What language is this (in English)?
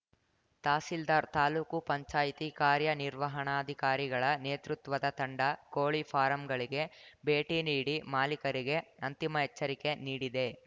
Kannada